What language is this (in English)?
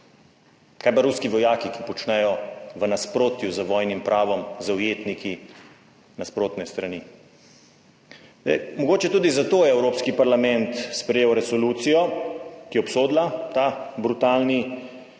Slovenian